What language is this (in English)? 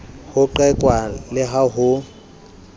Southern Sotho